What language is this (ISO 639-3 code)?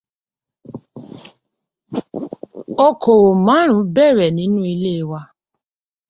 yor